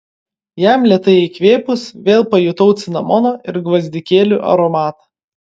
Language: Lithuanian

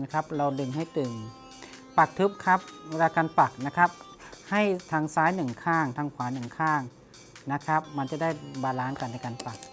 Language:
Thai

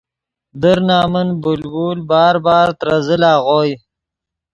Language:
Yidgha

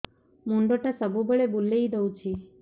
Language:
Odia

